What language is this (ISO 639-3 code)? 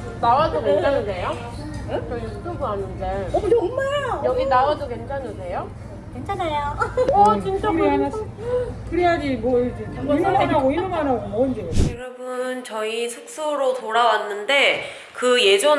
kor